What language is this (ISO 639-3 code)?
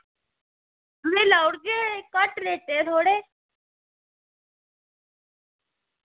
doi